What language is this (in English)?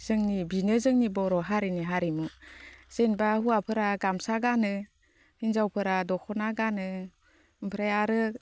Bodo